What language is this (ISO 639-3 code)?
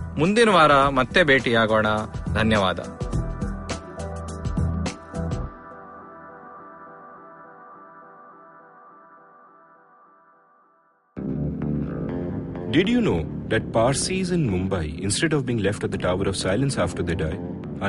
kan